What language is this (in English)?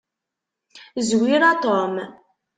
Kabyle